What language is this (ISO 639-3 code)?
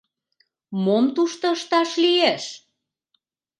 chm